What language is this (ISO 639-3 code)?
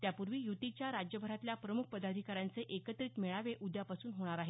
mar